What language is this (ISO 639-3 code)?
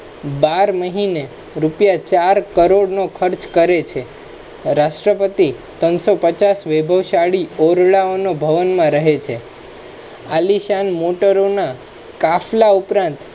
guj